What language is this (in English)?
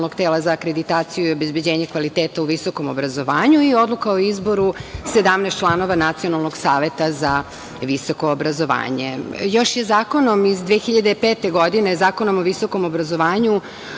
Serbian